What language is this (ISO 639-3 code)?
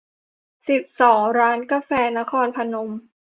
tha